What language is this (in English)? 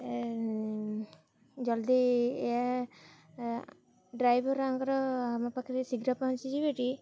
Odia